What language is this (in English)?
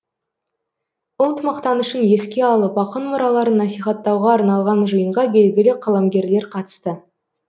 Kazakh